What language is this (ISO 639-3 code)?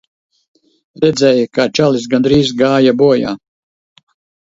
lav